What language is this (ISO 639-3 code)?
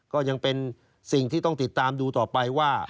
tha